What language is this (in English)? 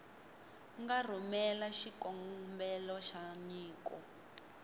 Tsonga